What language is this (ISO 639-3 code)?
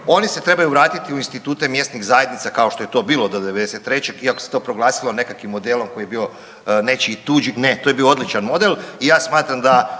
hrv